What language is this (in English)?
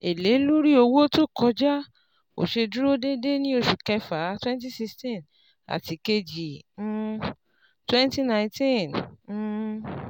Yoruba